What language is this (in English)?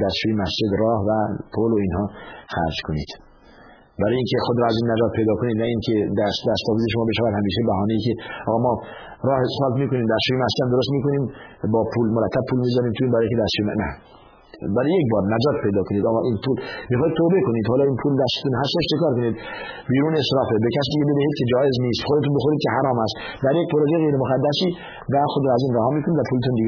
Persian